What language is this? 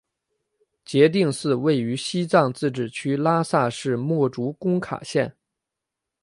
Chinese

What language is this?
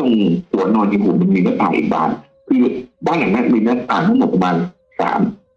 Thai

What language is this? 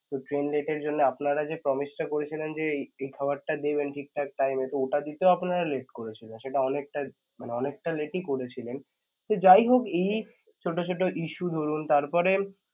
Bangla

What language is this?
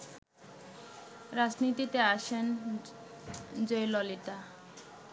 Bangla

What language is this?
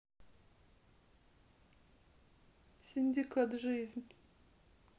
Russian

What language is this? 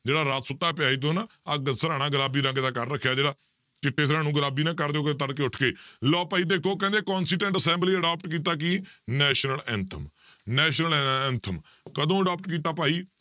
Punjabi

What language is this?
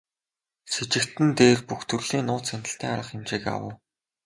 Mongolian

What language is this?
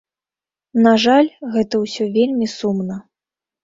Belarusian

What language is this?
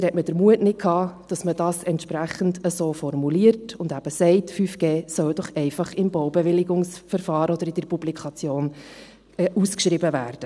Swiss German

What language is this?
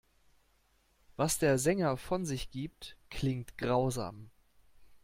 German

